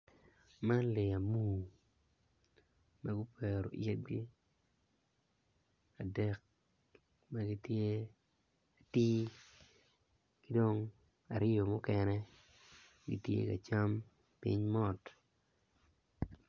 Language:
Acoli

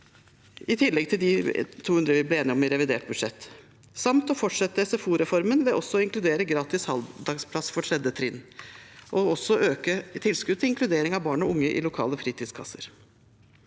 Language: Norwegian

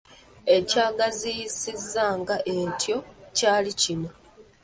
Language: Ganda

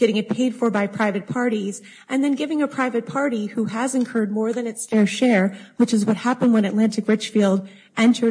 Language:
English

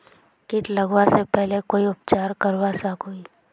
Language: Magahi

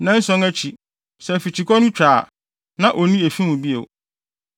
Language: Akan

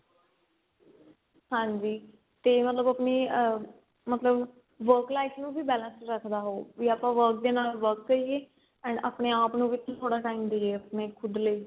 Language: Punjabi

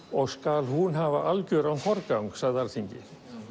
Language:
Icelandic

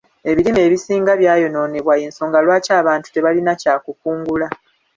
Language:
Ganda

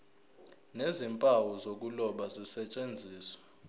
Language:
Zulu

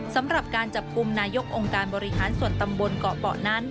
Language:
Thai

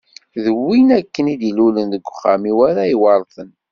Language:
Kabyle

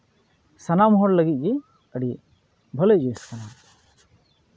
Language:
Santali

